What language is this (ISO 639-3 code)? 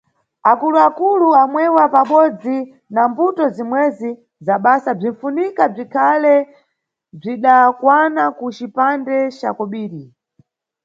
nyu